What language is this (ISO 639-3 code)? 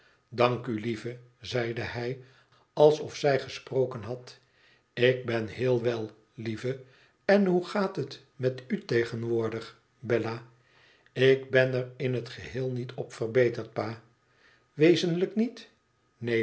nld